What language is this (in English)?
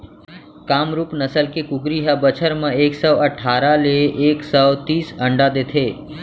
Chhattisgarhi